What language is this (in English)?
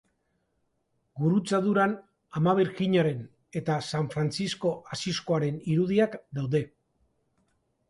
Basque